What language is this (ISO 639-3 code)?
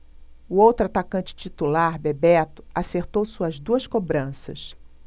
por